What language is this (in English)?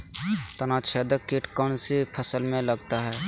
Magahi